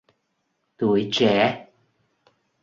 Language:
Vietnamese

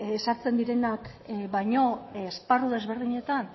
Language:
Basque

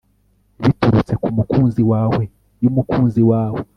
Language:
Kinyarwanda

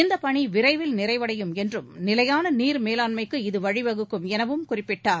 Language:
Tamil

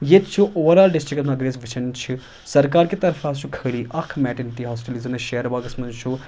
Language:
Kashmiri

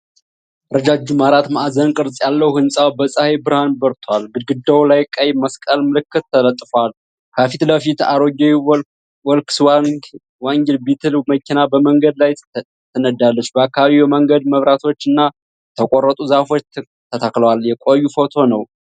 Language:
Amharic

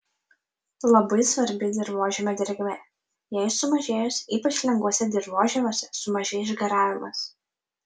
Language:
Lithuanian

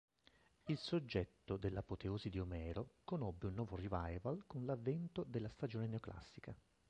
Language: Italian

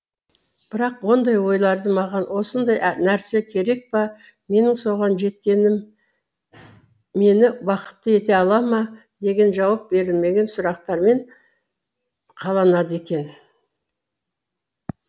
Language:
Kazakh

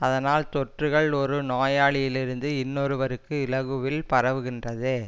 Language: Tamil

